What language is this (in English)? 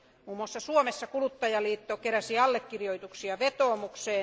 Finnish